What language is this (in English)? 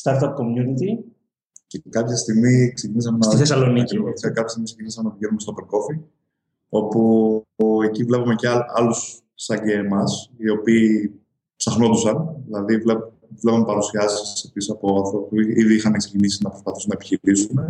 Greek